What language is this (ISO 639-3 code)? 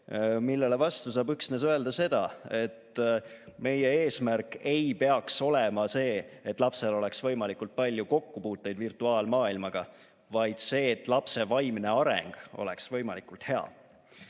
est